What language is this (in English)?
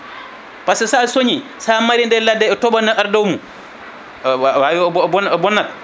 Fula